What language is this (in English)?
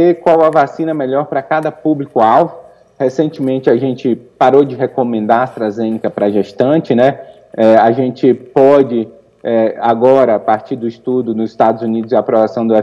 Portuguese